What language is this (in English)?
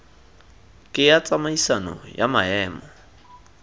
Tswana